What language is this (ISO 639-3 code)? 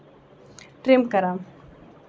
kas